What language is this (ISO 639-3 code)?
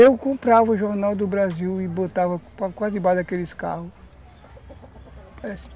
por